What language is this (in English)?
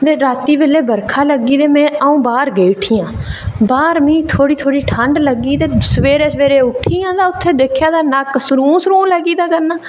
Dogri